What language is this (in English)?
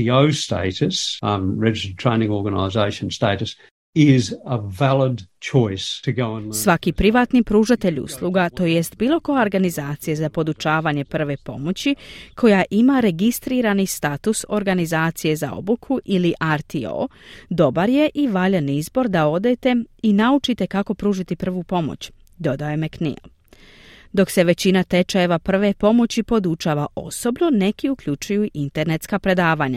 Croatian